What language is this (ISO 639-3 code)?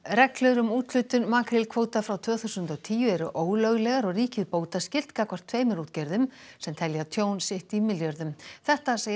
isl